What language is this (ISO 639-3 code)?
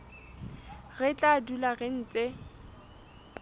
sot